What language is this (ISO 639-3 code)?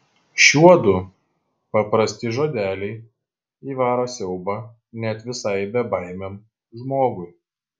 lit